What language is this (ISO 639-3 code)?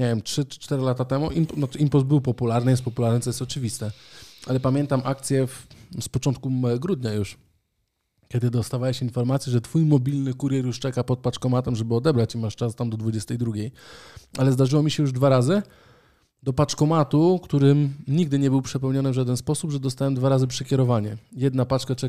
pol